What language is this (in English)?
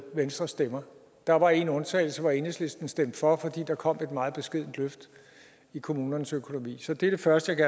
Danish